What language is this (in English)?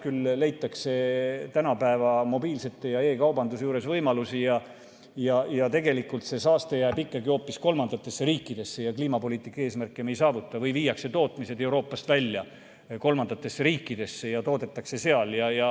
Estonian